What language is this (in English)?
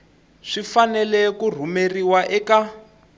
Tsonga